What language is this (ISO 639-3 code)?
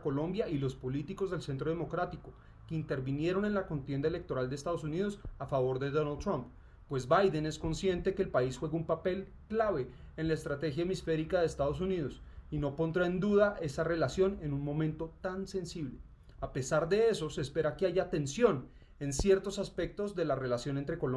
spa